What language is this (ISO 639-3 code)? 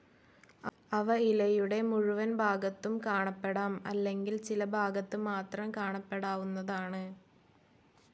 mal